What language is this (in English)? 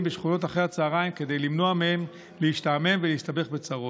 Hebrew